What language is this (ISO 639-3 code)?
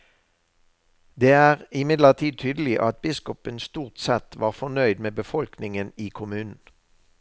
nor